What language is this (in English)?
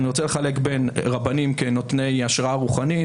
Hebrew